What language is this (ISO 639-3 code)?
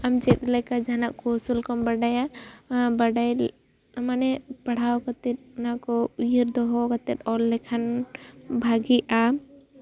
sat